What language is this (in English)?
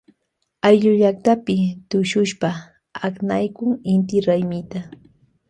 Loja Highland Quichua